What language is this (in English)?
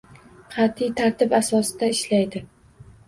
Uzbek